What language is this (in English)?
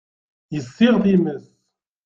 Kabyle